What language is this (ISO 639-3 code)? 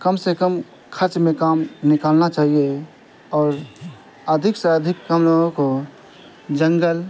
urd